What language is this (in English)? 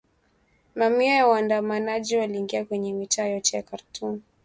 Swahili